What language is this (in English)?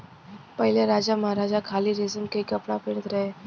Bhojpuri